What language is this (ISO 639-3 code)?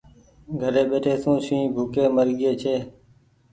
gig